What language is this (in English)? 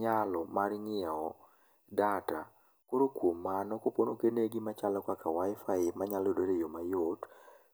Luo (Kenya and Tanzania)